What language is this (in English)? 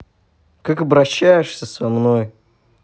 Russian